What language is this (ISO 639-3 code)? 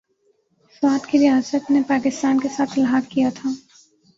urd